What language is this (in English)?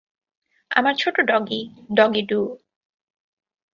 Bangla